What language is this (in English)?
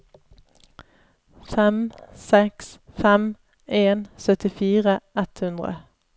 Norwegian